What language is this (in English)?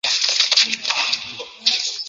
Chinese